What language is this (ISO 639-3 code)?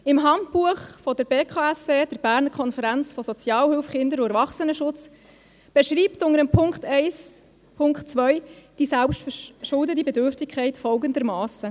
gsw